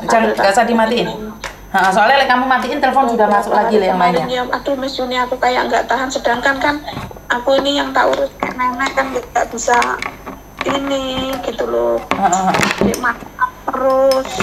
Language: Indonesian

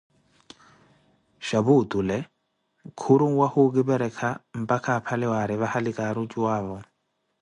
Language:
Koti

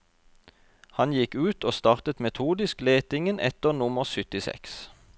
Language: Norwegian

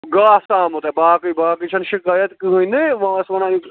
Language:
Kashmiri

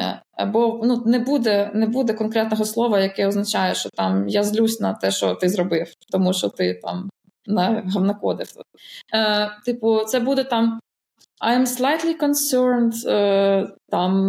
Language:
Ukrainian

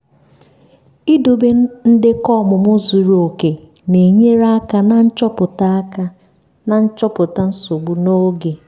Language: Igbo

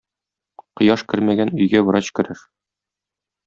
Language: Tatar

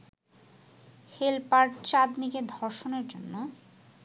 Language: Bangla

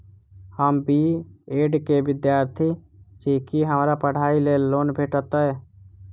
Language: Maithili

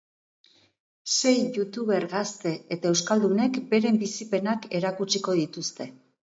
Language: Basque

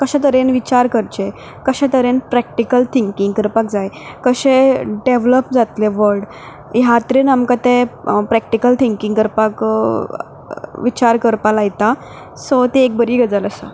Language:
Konkani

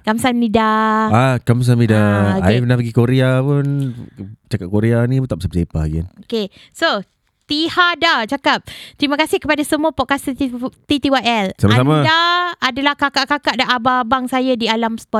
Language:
Malay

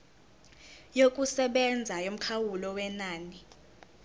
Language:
Zulu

